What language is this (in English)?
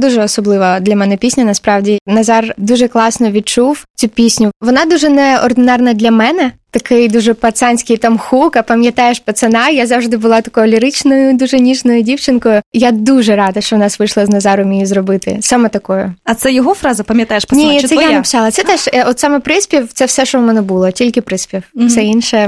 Ukrainian